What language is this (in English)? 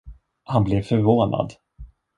Swedish